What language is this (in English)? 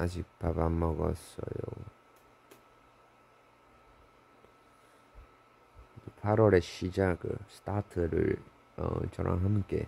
Korean